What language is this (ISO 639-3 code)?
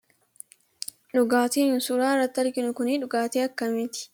orm